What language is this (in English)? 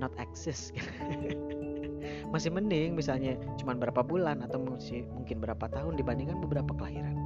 Indonesian